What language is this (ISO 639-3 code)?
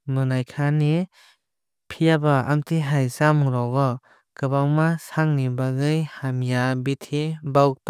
trp